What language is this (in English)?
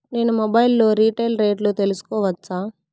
Telugu